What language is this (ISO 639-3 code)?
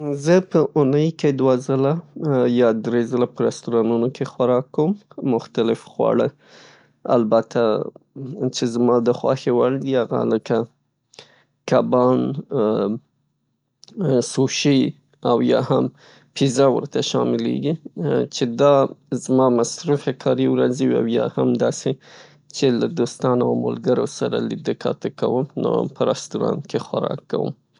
pus